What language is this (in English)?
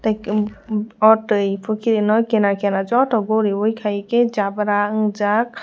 Kok Borok